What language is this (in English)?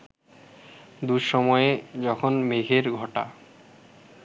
Bangla